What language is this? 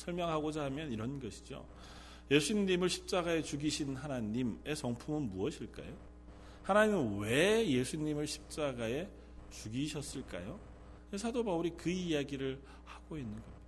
Korean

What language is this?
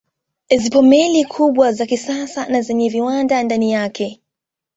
Swahili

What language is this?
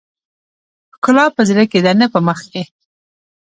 Pashto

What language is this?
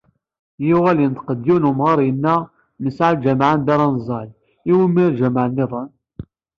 Kabyle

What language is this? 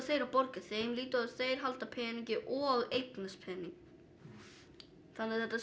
Icelandic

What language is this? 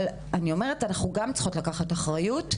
Hebrew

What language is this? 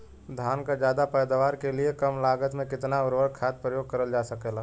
Bhojpuri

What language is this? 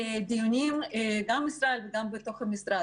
Hebrew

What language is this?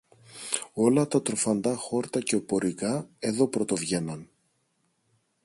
Greek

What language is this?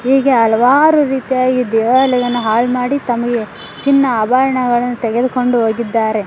Kannada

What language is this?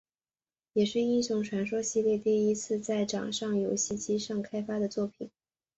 Chinese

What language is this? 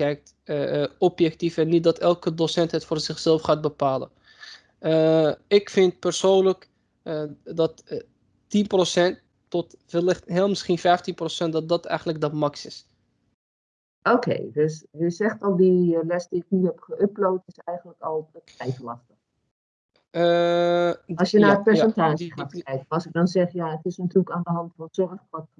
Dutch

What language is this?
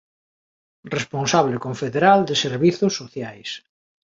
Galician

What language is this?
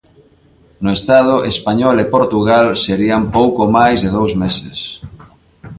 Galician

